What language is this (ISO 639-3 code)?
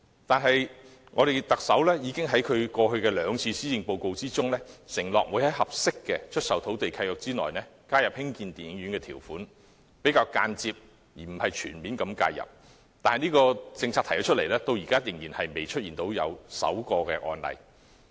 yue